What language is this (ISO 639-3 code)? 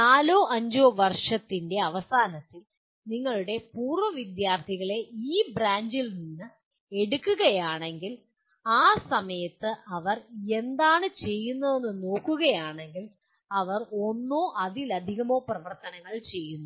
mal